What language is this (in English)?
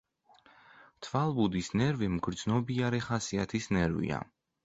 Georgian